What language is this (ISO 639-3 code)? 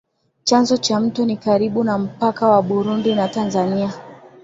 swa